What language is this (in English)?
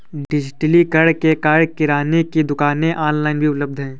Hindi